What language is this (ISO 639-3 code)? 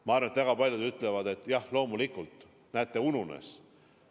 est